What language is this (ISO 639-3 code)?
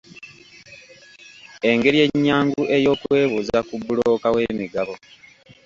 lug